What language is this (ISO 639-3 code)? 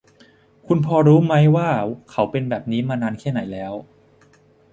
tha